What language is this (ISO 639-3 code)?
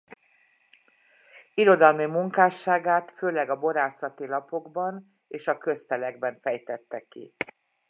hun